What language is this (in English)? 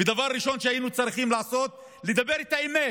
Hebrew